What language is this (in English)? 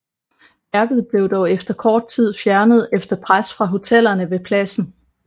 Danish